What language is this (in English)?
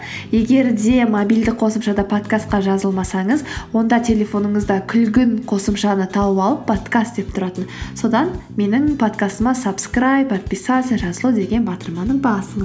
Kazakh